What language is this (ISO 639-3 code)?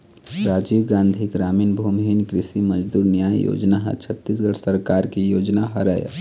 hne